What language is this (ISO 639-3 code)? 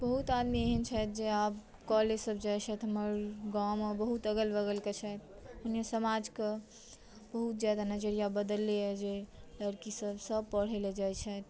mai